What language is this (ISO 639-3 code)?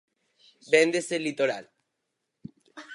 glg